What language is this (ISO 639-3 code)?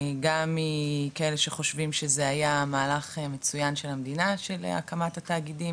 heb